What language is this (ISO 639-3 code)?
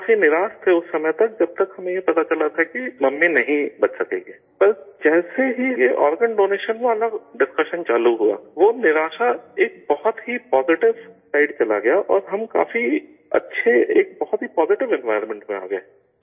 urd